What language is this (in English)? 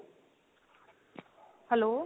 Punjabi